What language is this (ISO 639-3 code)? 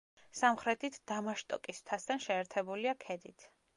kat